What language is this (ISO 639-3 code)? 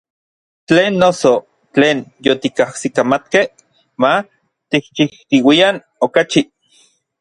nlv